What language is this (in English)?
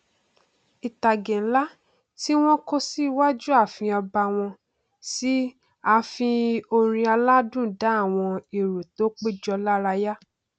Yoruba